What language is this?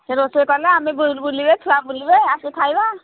Odia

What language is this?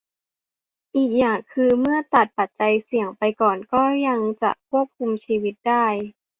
Thai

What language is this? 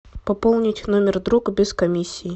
Russian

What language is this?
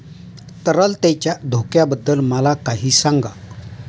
Marathi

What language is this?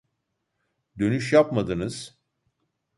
Turkish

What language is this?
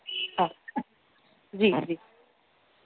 Sindhi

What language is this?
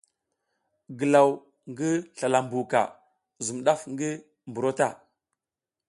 South Giziga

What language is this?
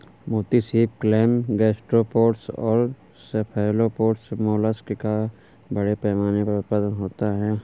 Hindi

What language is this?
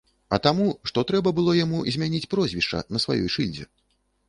Belarusian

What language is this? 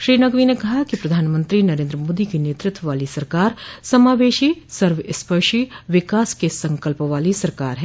Hindi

